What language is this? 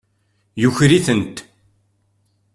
Kabyle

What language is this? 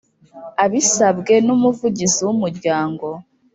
Kinyarwanda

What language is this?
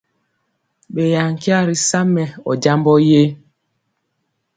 Mpiemo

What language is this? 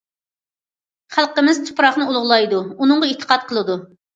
Uyghur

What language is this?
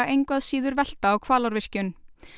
Icelandic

